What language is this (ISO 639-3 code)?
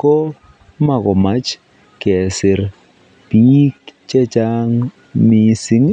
kln